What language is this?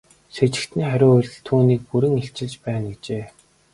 Mongolian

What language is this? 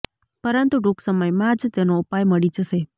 Gujarati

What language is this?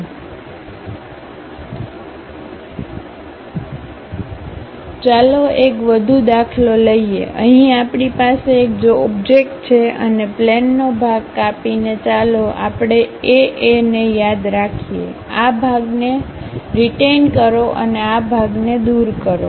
Gujarati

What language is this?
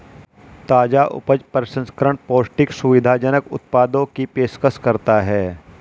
Hindi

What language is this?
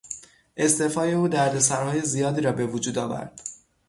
Persian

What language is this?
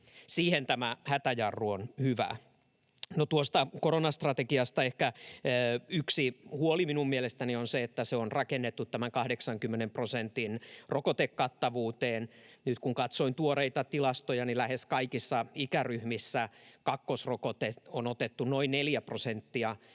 Finnish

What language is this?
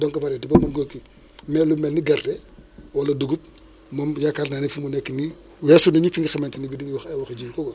Wolof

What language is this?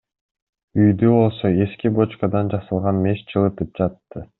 Kyrgyz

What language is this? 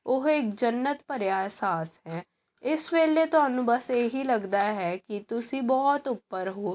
Punjabi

